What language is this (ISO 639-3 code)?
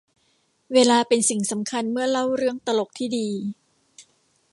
tha